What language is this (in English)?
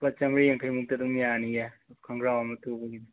Manipuri